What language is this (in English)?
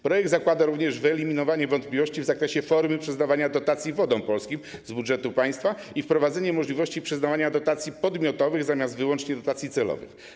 Polish